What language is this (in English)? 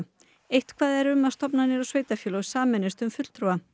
Icelandic